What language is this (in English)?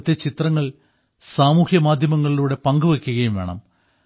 Malayalam